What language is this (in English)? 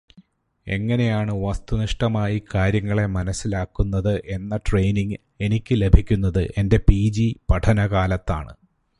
Malayalam